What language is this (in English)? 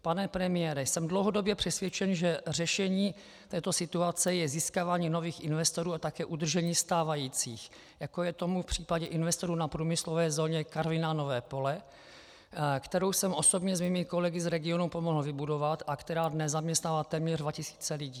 Czech